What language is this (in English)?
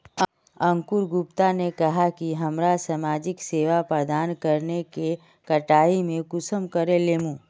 Magahi